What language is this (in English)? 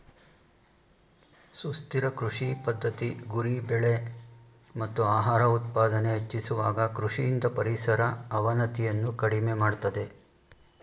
Kannada